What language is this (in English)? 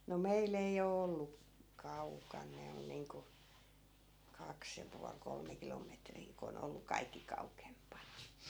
Finnish